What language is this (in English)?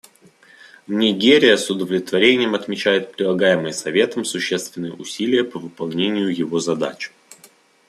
Russian